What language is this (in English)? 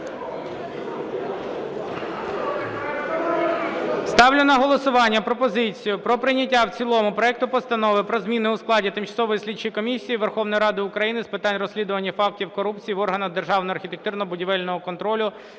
Ukrainian